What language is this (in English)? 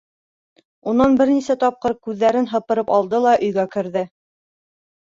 Bashkir